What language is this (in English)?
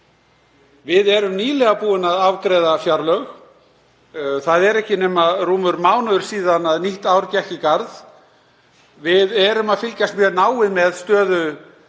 Icelandic